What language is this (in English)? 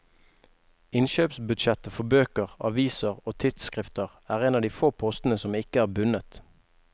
Norwegian